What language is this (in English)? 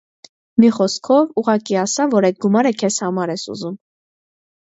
Armenian